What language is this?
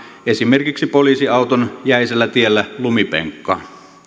Finnish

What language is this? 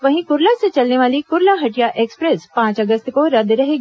Hindi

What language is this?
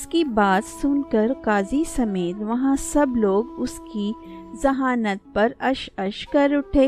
Urdu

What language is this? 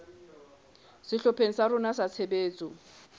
Southern Sotho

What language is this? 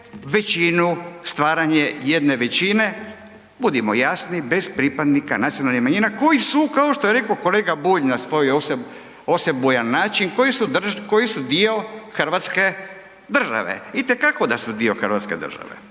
Croatian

